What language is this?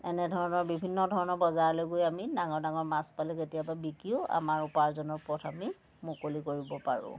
Assamese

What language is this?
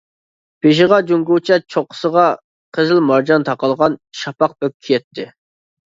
Uyghur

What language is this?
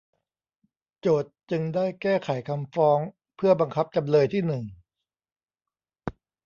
Thai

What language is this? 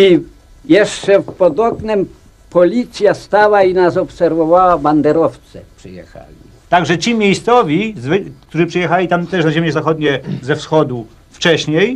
Polish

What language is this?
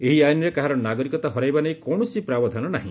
Odia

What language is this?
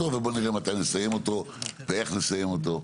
Hebrew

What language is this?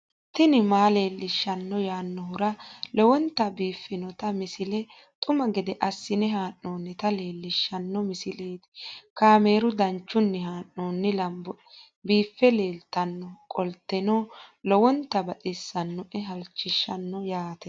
Sidamo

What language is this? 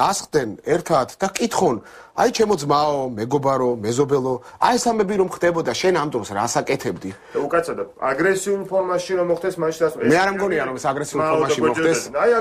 Romanian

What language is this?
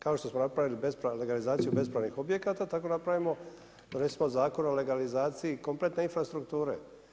Croatian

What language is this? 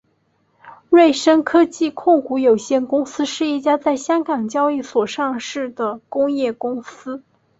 Chinese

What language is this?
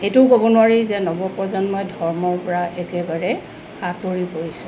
Assamese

